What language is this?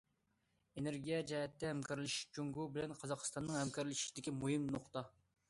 Uyghur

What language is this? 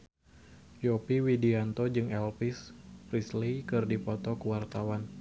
Sundanese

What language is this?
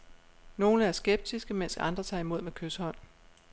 Danish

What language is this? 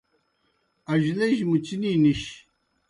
Kohistani Shina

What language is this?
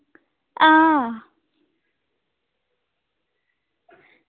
Dogri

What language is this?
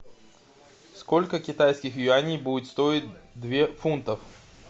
Russian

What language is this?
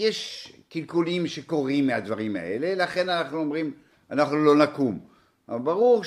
Hebrew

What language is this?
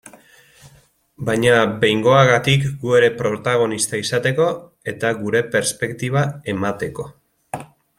Basque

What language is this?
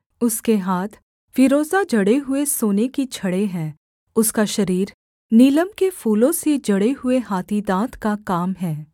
Hindi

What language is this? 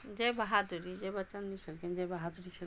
Maithili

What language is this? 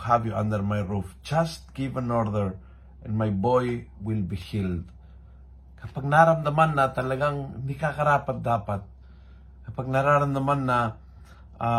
Filipino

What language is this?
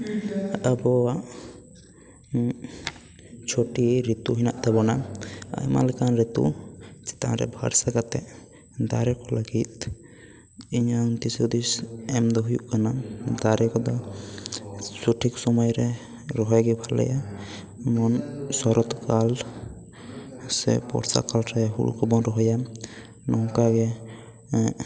Santali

